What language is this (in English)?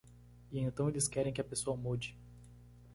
Portuguese